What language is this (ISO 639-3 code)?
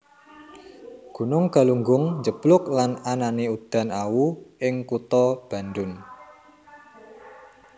jav